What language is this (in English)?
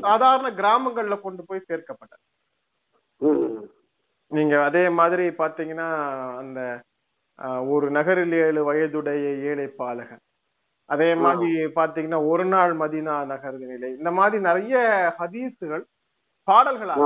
Tamil